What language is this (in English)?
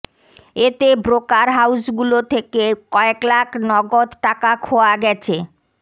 Bangla